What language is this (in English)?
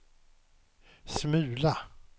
Swedish